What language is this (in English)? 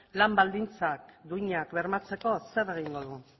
Basque